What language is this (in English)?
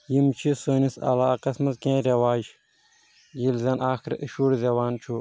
Kashmiri